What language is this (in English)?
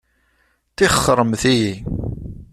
Kabyle